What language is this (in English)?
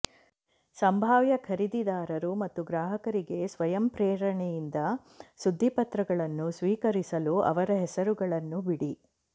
Kannada